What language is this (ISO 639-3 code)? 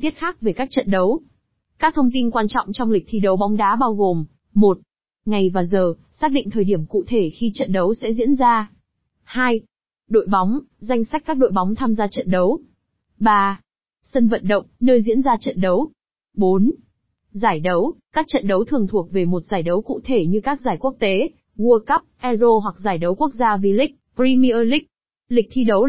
vie